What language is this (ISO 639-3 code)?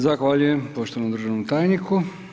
hrv